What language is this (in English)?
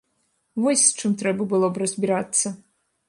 Belarusian